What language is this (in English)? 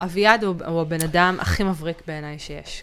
Hebrew